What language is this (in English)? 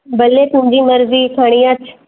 Sindhi